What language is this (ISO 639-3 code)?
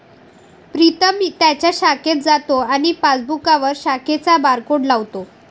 mar